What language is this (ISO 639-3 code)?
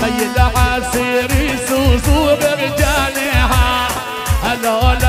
ara